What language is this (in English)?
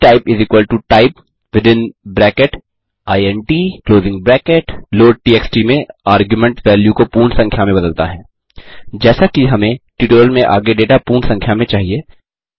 Hindi